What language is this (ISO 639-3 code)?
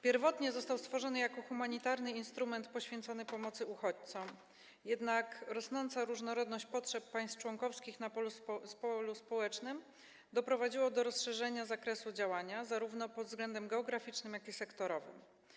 pol